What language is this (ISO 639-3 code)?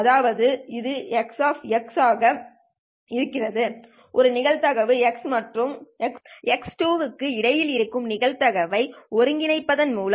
tam